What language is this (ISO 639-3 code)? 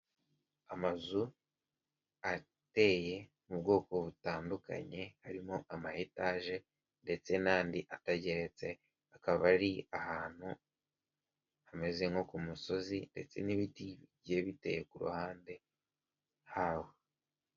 kin